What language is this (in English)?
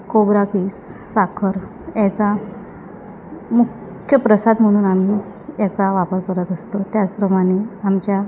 Marathi